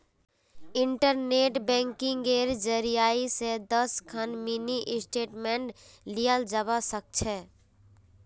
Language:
Magahi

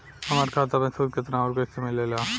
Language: Bhojpuri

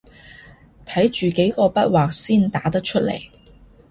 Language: Cantonese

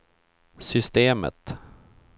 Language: Swedish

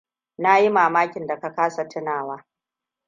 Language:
Hausa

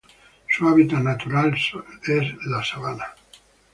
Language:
Spanish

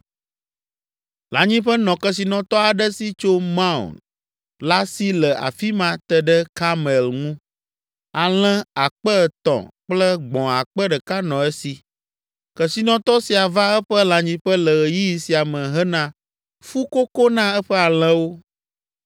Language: Ewe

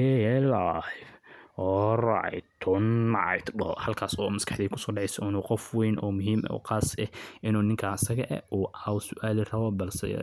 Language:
Somali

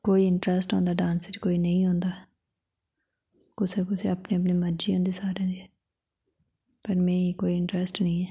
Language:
Dogri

